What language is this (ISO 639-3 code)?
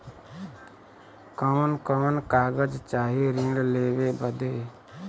bho